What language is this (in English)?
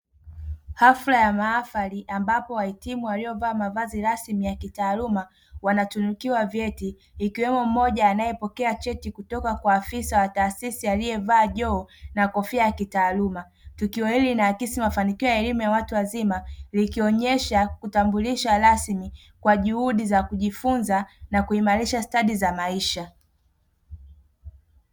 Swahili